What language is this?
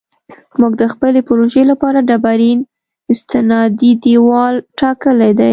Pashto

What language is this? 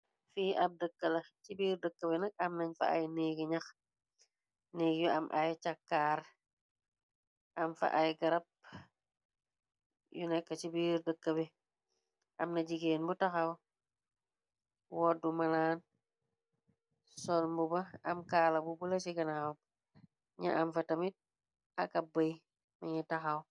Wolof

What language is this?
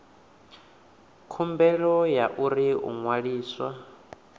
Venda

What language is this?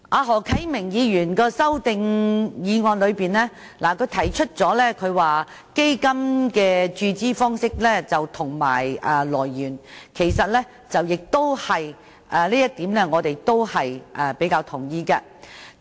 Cantonese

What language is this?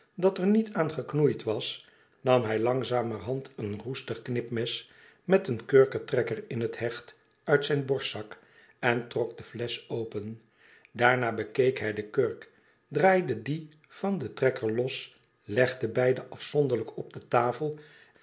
Dutch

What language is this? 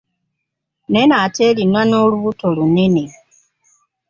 Ganda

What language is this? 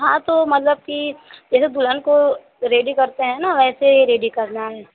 Hindi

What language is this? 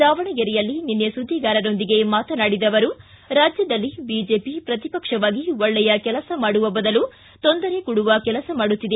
Kannada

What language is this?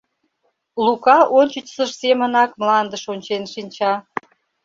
Mari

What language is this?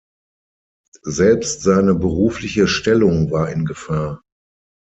German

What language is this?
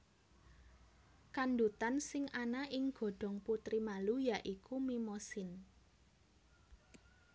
Javanese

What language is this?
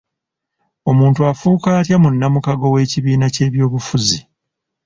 Ganda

